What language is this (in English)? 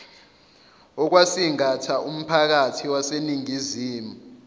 Zulu